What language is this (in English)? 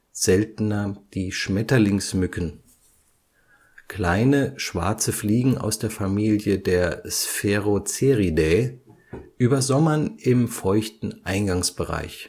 German